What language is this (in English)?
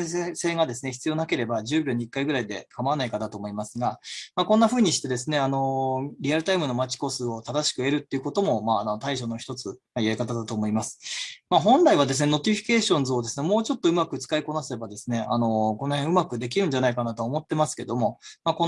Japanese